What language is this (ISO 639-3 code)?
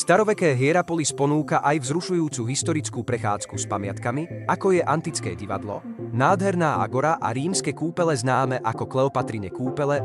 slk